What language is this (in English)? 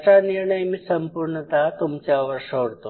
Marathi